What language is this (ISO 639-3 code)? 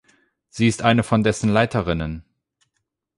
deu